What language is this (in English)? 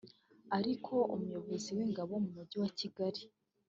Kinyarwanda